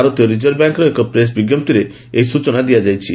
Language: Odia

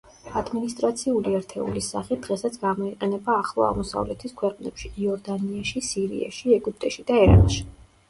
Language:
Georgian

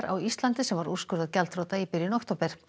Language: Icelandic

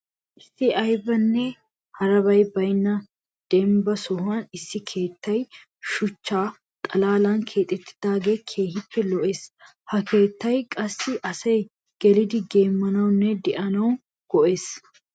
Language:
Wolaytta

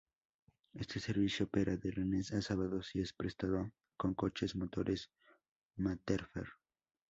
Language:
Spanish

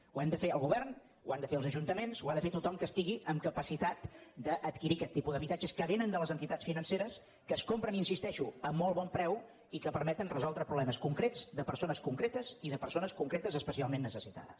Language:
Catalan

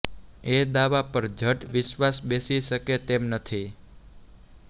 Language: Gujarati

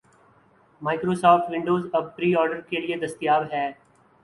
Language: Urdu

